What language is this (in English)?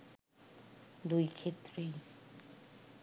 Bangla